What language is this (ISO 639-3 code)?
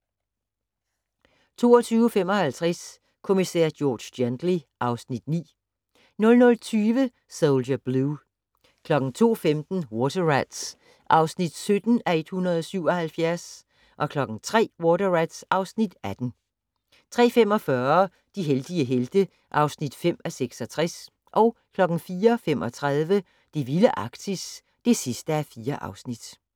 dan